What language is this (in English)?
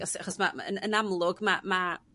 Welsh